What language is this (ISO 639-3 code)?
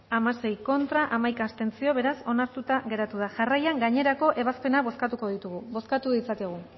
eus